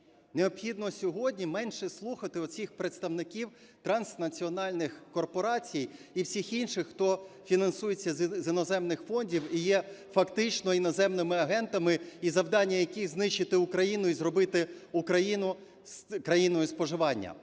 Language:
Ukrainian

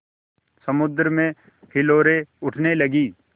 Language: Hindi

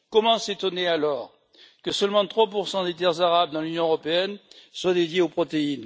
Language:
French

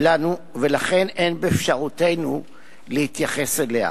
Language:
Hebrew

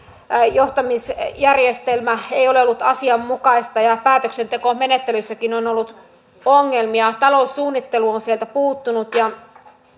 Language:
Finnish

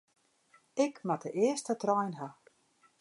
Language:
Western Frisian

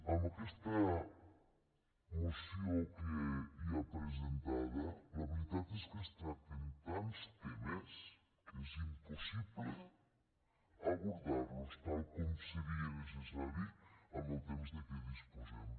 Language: Catalan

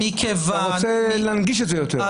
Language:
Hebrew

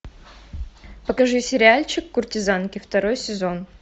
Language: Russian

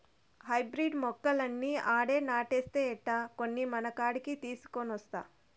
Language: Telugu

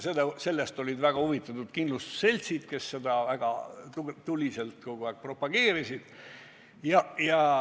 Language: Estonian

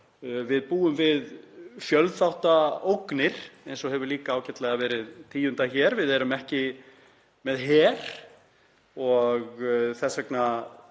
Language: Icelandic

